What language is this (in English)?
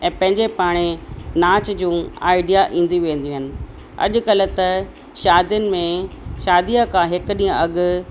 Sindhi